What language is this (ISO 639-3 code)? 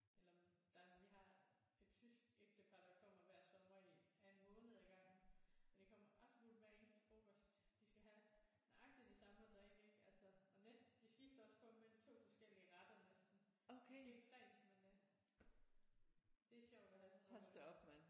dan